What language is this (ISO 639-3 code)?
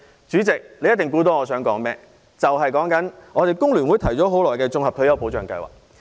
yue